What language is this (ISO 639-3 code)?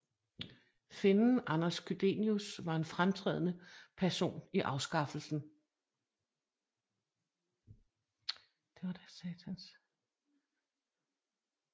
dan